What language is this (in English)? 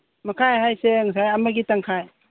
Manipuri